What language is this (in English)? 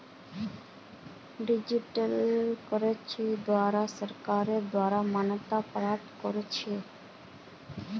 Magahi